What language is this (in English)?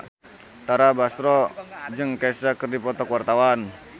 Sundanese